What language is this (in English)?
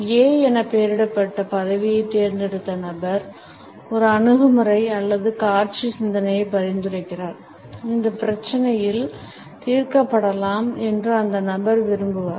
Tamil